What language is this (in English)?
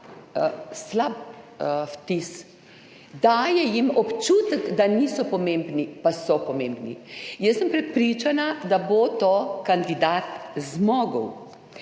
Slovenian